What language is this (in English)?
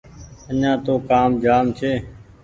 Goaria